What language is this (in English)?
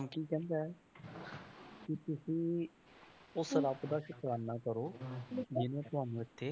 Punjabi